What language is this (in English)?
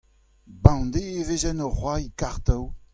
Breton